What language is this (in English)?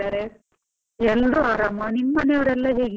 Kannada